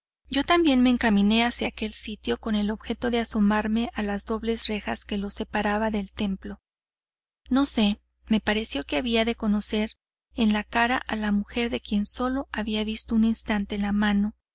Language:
Spanish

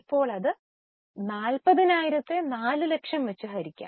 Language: Malayalam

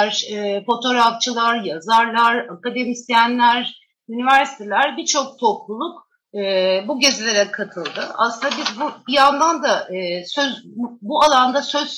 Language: Turkish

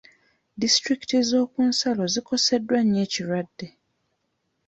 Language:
Ganda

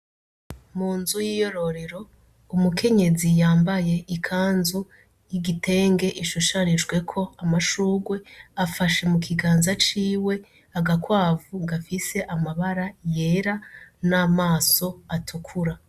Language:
Rundi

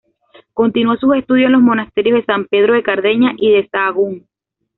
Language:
Spanish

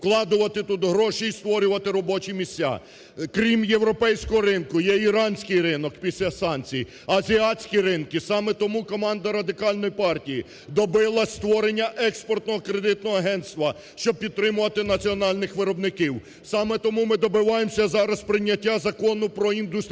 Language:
Ukrainian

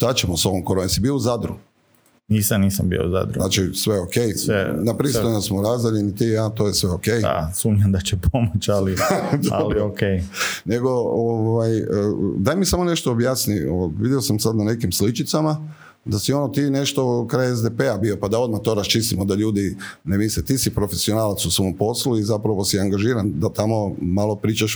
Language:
Croatian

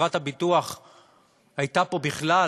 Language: Hebrew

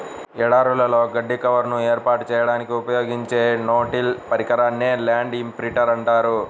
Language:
Telugu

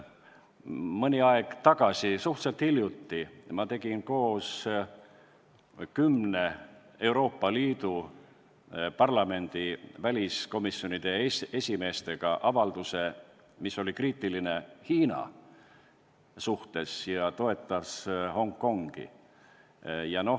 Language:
Estonian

